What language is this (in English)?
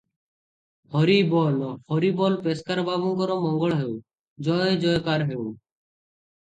Odia